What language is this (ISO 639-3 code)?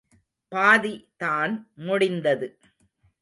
tam